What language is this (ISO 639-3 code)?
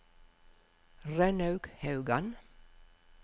nor